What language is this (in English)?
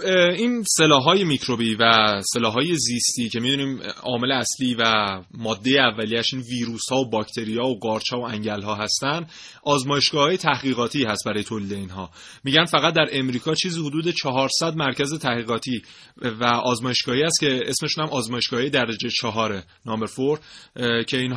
Persian